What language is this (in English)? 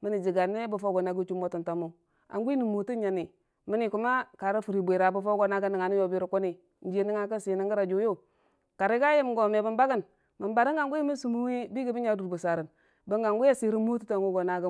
Dijim-Bwilim